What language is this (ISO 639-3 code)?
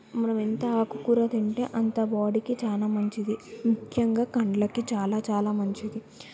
tel